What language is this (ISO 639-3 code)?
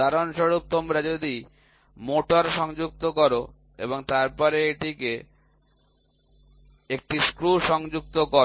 ben